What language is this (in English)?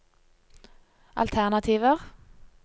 Norwegian